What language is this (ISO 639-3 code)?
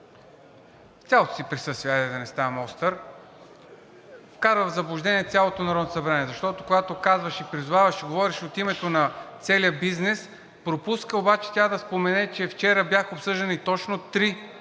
bul